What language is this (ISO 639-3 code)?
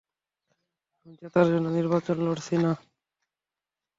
ben